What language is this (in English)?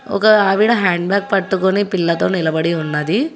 Telugu